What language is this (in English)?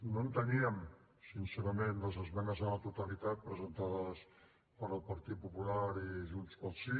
Catalan